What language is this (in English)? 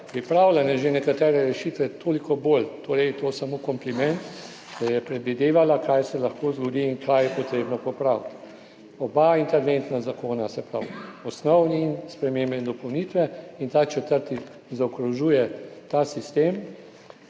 Slovenian